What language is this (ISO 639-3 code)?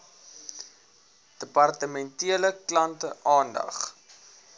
afr